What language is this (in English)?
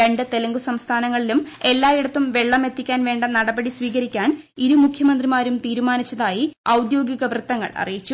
Malayalam